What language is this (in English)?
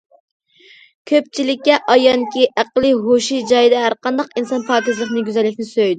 Uyghur